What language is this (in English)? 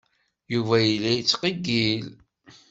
Kabyle